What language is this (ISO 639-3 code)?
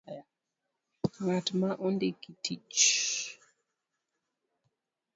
luo